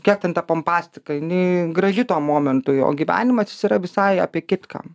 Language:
Lithuanian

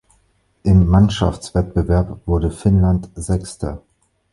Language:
German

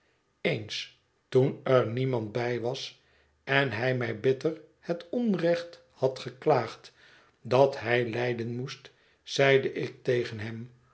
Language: Dutch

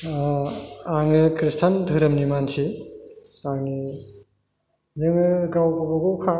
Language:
Bodo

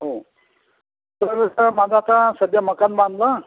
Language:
Marathi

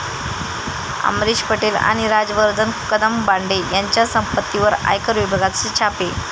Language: Marathi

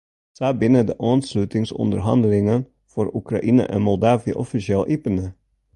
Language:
Western Frisian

